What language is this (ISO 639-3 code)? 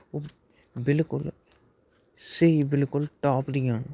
doi